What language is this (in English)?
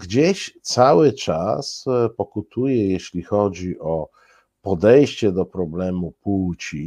Polish